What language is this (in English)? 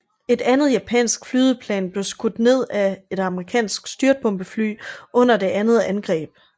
Danish